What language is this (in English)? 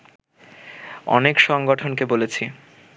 Bangla